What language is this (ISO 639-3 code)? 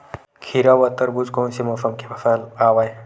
hne